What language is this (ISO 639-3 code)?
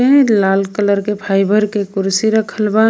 bho